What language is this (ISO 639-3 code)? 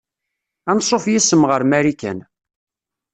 kab